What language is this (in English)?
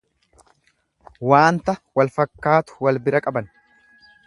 Oromo